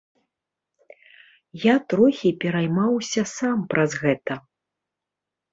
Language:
Belarusian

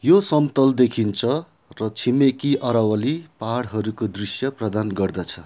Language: Nepali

